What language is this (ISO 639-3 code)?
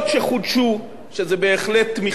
heb